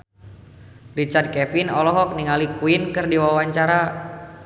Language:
Sundanese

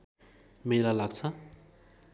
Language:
Nepali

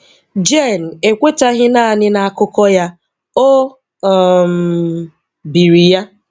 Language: Igbo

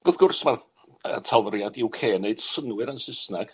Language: Welsh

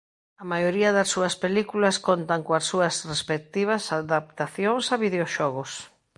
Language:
Galician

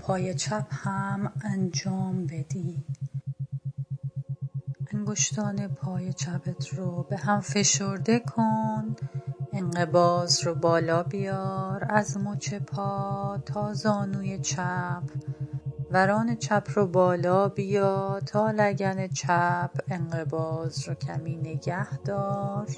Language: Persian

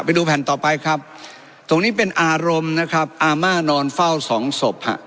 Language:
Thai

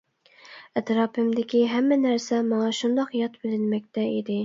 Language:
Uyghur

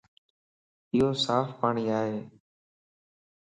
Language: Lasi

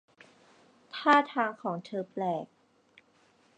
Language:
Thai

